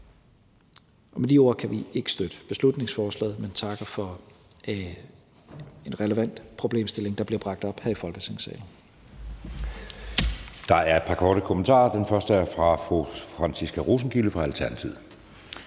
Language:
Danish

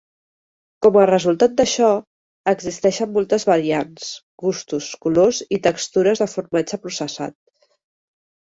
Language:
Catalan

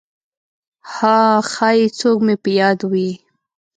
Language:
Pashto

